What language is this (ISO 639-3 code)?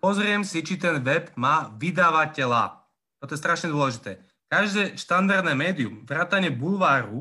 slk